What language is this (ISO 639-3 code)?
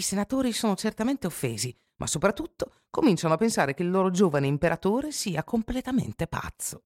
ita